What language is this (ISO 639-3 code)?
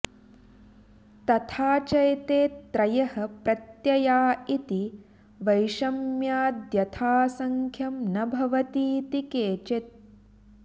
san